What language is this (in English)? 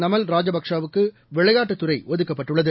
Tamil